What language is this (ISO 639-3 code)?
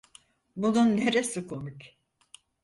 tur